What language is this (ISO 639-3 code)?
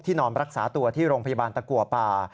tha